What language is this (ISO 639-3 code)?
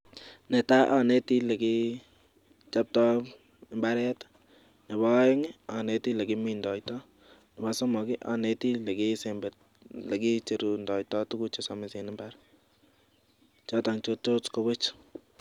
kln